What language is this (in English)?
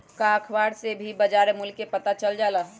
Magahi